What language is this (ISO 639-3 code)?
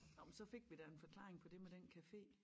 dan